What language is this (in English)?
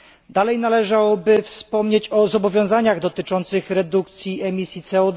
Polish